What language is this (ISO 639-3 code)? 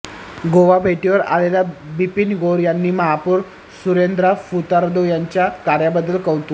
mar